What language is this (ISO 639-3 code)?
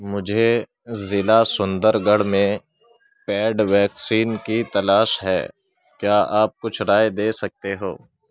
urd